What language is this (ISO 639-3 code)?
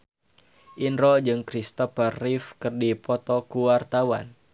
sun